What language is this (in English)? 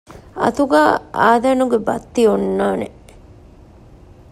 Divehi